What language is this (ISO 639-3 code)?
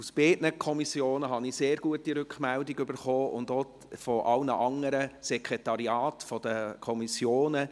gsw